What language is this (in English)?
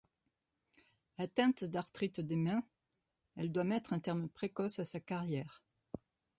French